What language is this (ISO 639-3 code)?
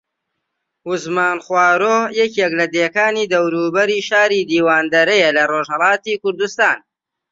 ckb